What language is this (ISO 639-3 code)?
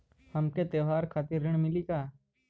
bho